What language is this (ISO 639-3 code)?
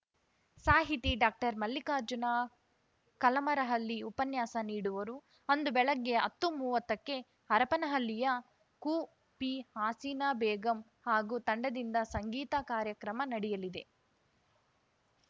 kan